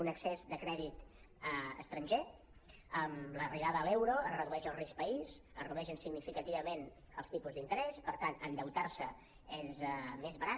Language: Catalan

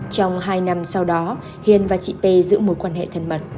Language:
Vietnamese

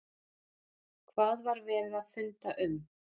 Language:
Icelandic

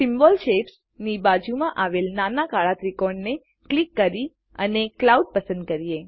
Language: Gujarati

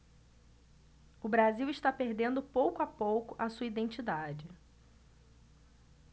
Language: Portuguese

